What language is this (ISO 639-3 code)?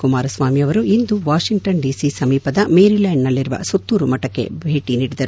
kan